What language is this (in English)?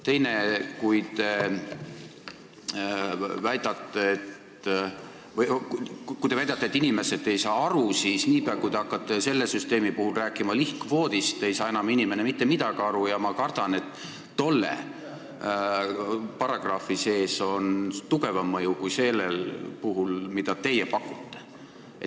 Estonian